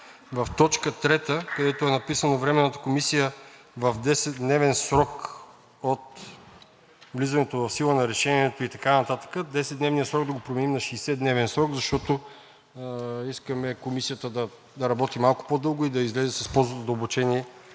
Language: Bulgarian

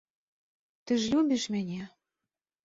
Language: Belarusian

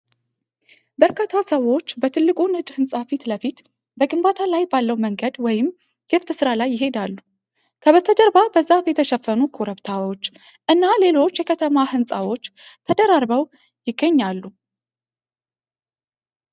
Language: Amharic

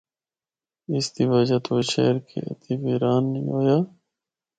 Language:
Northern Hindko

